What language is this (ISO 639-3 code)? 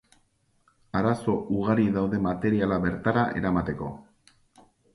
eus